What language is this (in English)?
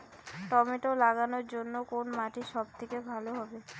Bangla